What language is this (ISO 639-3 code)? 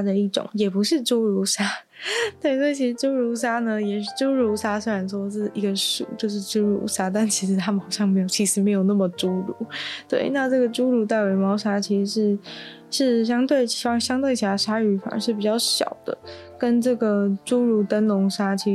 zho